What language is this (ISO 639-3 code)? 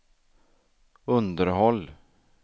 swe